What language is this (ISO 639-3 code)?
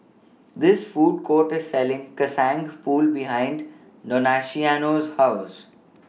eng